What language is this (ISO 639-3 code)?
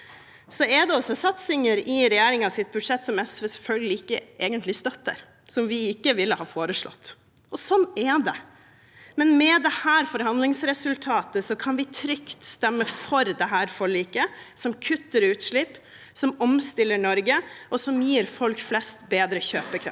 nor